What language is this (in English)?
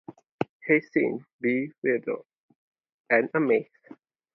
English